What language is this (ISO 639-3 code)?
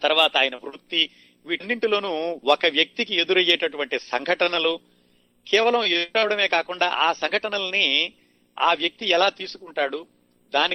tel